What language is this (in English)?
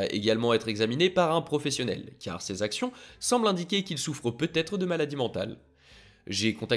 French